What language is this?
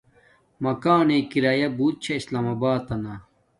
Domaaki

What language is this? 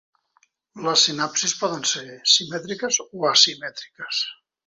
Catalan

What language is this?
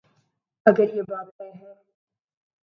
Urdu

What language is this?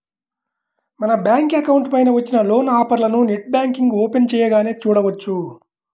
Telugu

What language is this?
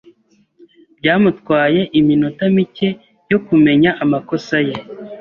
Kinyarwanda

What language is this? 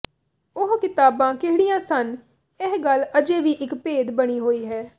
Punjabi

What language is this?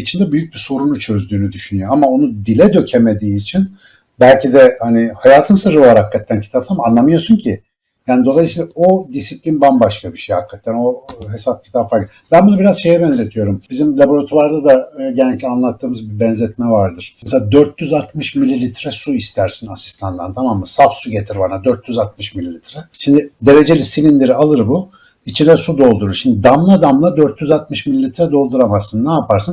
Turkish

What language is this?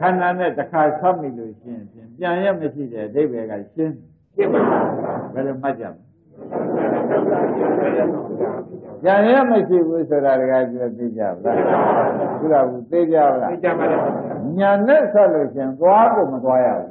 Arabic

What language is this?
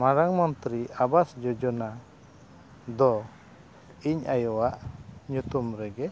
Santali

